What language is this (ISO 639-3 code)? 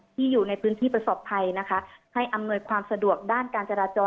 tha